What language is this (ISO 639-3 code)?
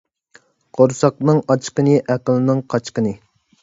uig